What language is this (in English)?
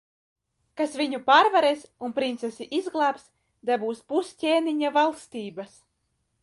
Latvian